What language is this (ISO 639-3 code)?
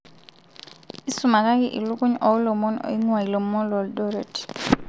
mas